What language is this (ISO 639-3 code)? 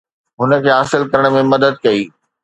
snd